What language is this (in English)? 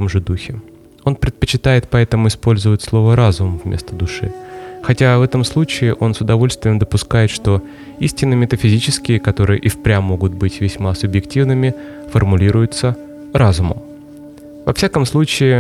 Russian